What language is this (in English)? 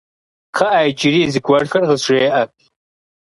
Kabardian